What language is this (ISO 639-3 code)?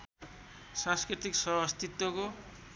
nep